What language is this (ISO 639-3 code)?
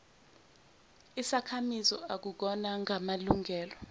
zul